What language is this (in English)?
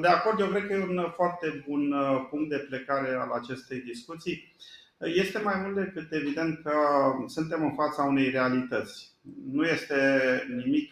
Romanian